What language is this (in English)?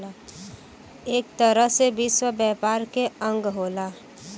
Bhojpuri